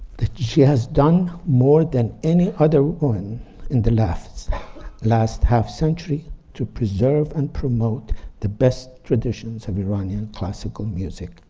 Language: English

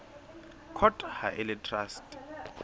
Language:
Southern Sotho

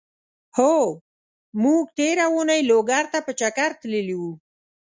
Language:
Pashto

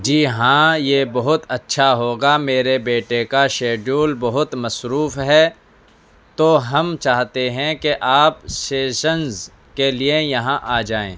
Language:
Urdu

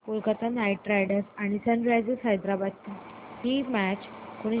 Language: Marathi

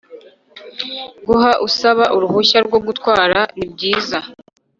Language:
Kinyarwanda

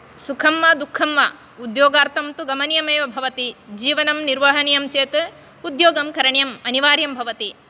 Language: Sanskrit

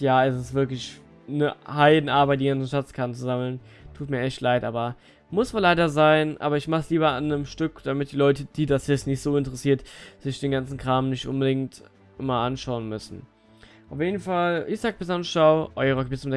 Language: German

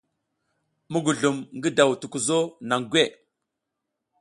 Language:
South Giziga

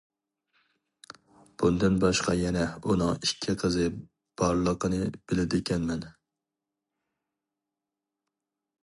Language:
Uyghur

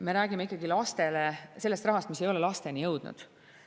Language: Estonian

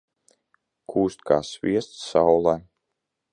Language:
Latvian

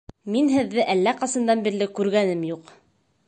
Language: Bashkir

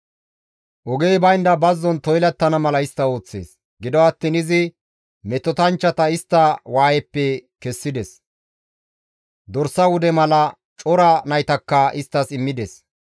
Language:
Gamo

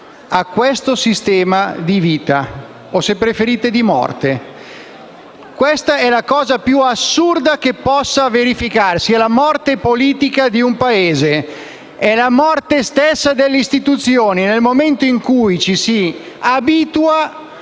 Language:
Italian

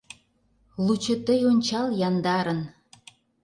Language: Mari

